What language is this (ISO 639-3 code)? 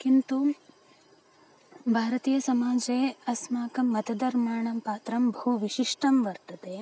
san